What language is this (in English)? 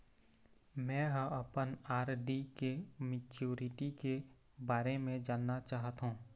Chhattisgarhi